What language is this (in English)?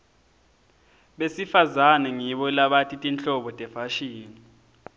Swati